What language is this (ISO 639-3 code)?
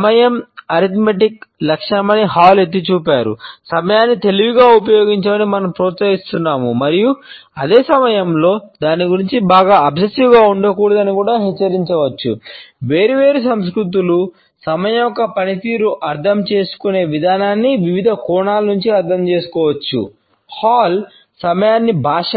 tel